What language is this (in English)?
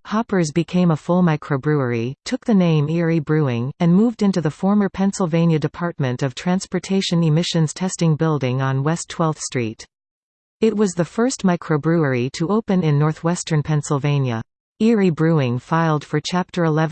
English